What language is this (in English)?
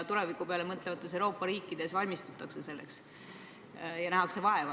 Estonian